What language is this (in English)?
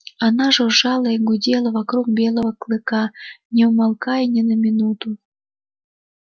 Russian